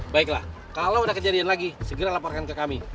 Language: Indonesian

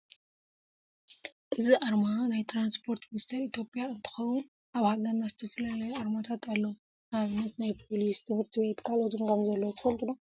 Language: Tigrinya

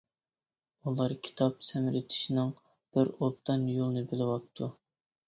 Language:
Uyghur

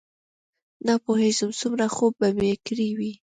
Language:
Pashto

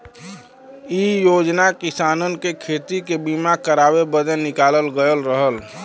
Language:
Bhojpuri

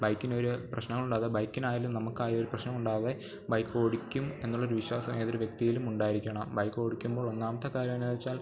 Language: Malayalam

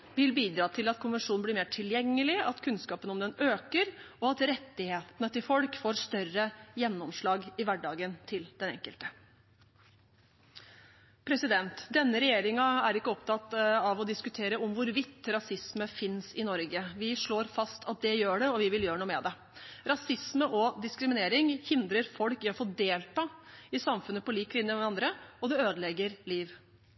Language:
Norwegian Bokmål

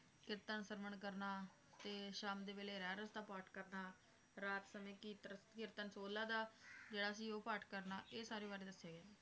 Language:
Punjabi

